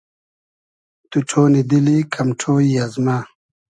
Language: Hazaragi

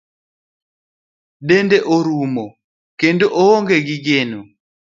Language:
Luo (Kenya and Tanzania)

